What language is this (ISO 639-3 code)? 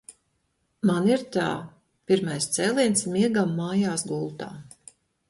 lav